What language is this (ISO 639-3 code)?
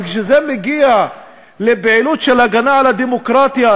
heb